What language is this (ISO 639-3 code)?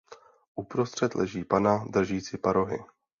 ces